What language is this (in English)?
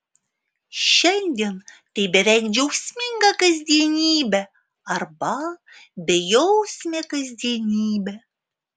Lithuanian